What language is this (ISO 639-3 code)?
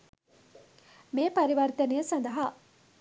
sin